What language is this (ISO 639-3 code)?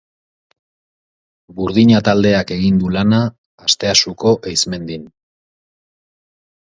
eus